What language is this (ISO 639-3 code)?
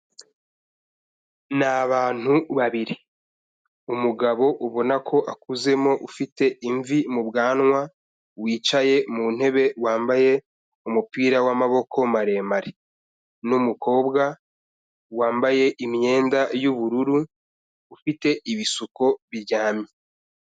kin